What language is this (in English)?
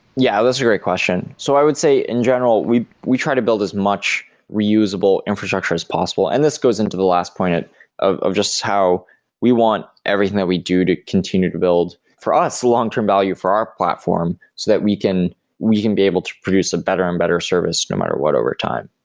English